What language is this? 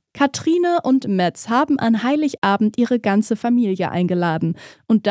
German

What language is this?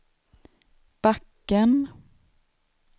Swedish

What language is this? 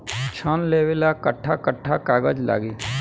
Bhojpuri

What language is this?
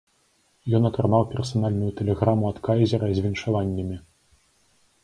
Belarusian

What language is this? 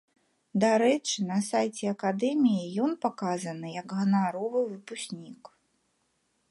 Belarusian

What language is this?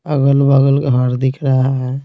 Hindi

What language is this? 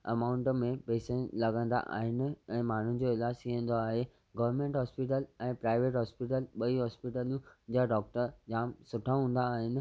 Sindhi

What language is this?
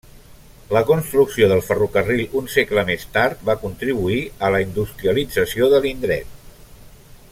Catalan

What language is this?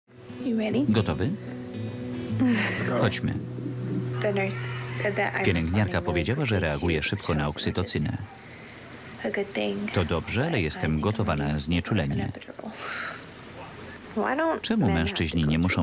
Polish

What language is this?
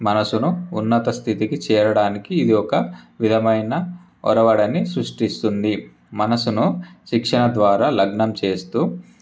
Telugu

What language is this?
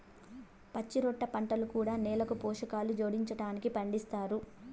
Telugu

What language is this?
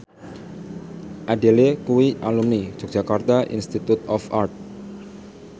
Javanese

